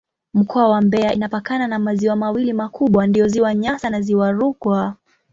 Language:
Swahili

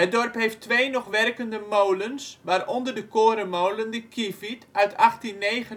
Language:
Dutch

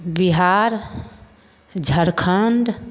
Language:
Maithili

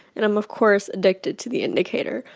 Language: English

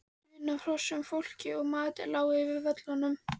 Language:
Icelandic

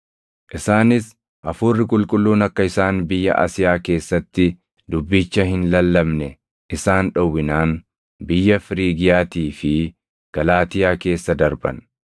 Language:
Oromo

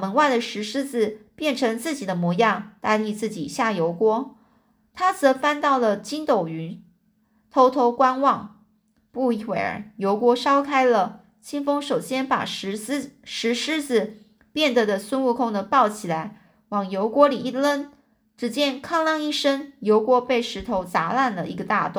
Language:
Chinese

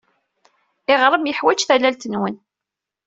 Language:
Kabyle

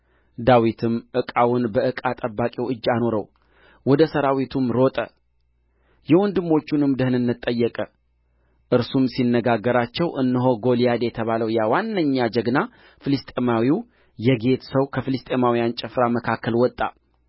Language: Amharic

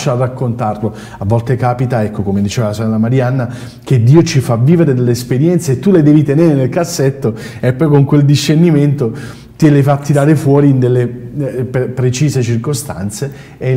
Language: Italian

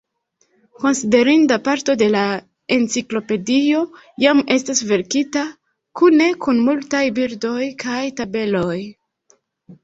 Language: Esperanto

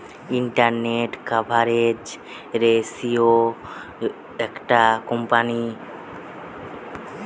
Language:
Bangla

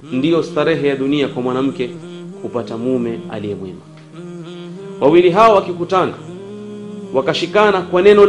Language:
Swahili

